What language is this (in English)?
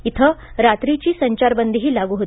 Marathi